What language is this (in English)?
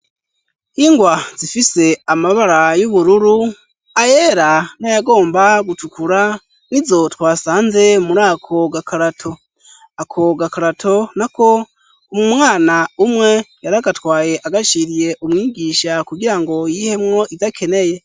Rundi